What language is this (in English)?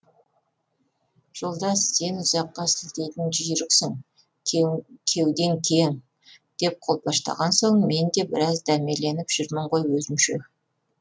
Kazakh